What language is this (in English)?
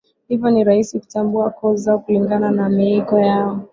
Swahili